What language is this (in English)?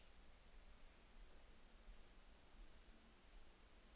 Norwegian